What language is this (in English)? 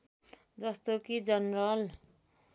Nepali